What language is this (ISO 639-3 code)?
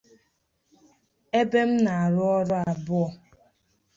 ibo